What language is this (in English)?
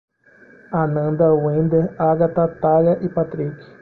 Portuguese